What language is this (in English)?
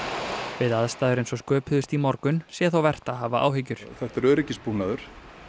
Icelandic